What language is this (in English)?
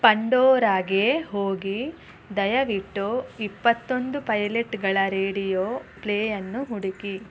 Kannada